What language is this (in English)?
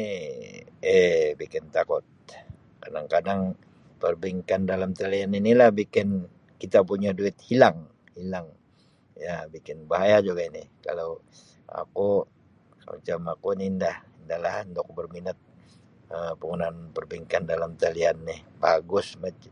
Sabah Malay